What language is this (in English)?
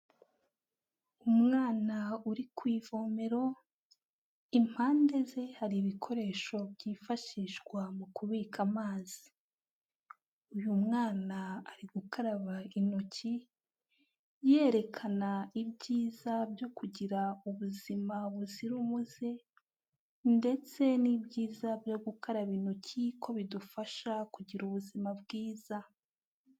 Kinyarwanda